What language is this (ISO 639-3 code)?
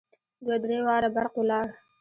pus